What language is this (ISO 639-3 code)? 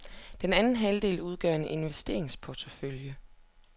dan